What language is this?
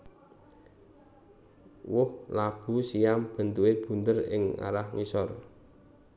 Javanese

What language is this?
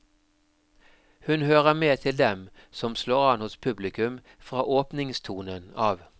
Norwegian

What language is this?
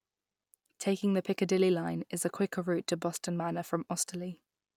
English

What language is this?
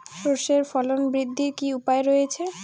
Bangla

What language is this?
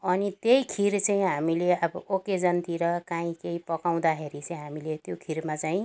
Nepali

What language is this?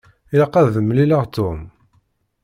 Kabyle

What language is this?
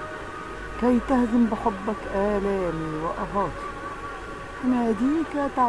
Arabic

